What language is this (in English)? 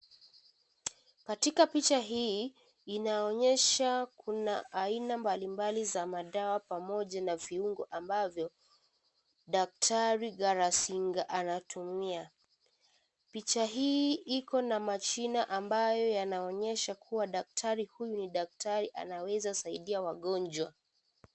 Swahili